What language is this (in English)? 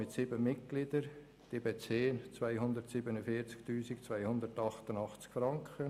Swiss German